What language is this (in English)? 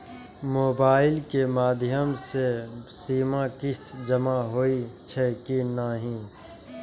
Maithili